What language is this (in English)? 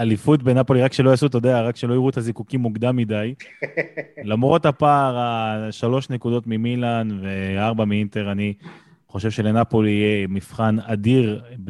Hebrew